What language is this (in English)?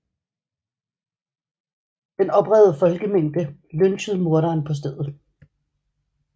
Danish